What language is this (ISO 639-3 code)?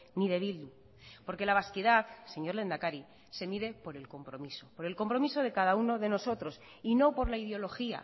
spa